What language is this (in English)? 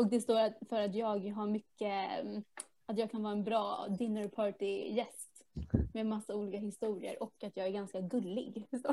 Swedish